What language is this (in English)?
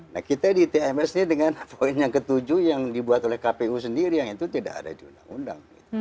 Indonesian